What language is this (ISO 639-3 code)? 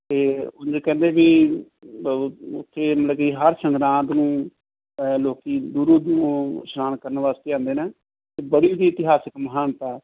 pan